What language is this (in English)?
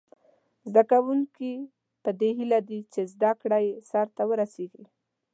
Pashto